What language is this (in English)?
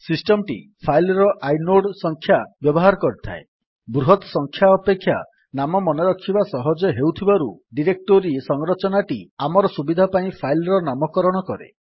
Odia